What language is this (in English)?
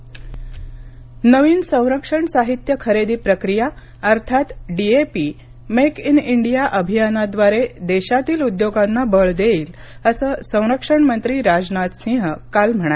Marathi